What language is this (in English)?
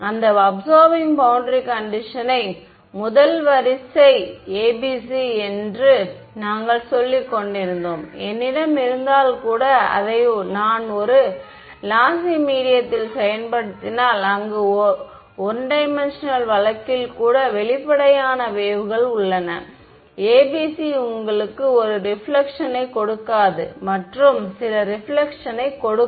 Tamil